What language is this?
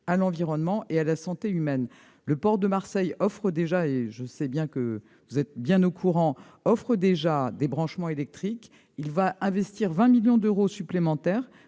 French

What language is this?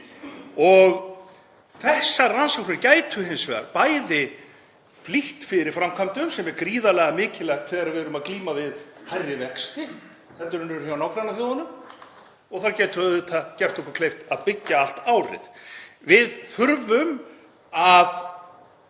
Icelandic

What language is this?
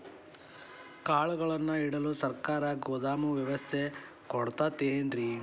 Kannada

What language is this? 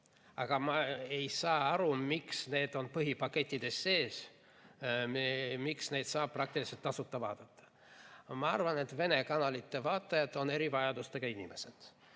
Estonian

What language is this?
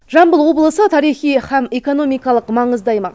Kazakh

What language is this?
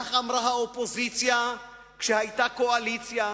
Hebrew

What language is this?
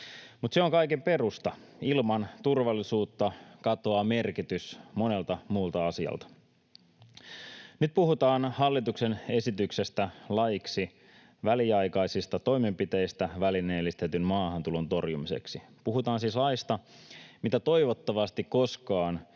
Finnish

